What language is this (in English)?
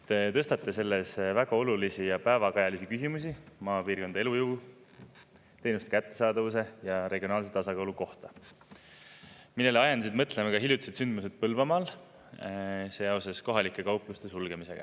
Estonian